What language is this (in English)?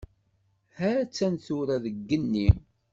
Kabyle